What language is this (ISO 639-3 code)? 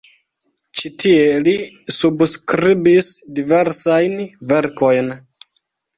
epo